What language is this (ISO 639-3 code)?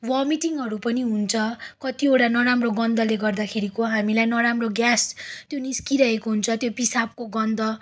nep